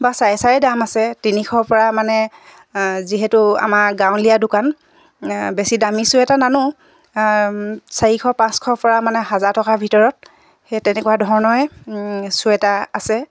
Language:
Assamese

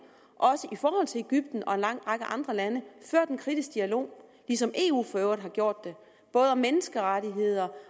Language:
Danish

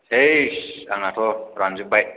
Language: Bodo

